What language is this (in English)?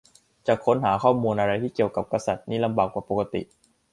Thai